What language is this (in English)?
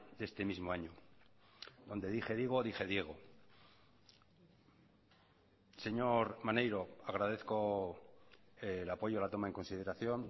Spanish